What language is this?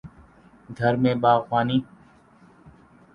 Urdu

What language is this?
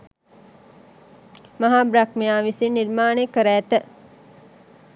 Sinhala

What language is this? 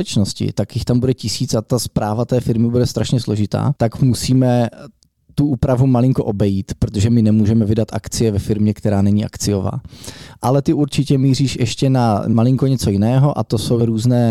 Czech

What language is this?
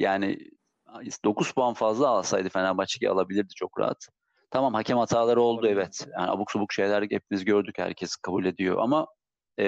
Turkish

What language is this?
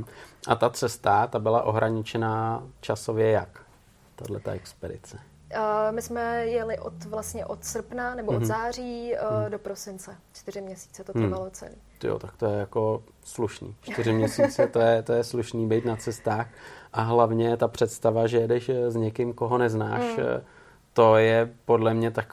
Czech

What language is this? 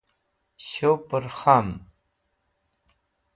Wakhi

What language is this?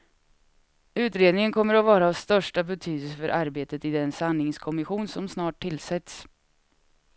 Swedish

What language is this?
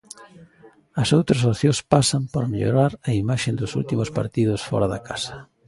Galician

